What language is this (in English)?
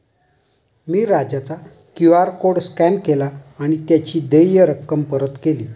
Marathi